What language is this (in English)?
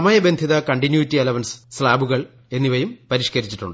Malayalam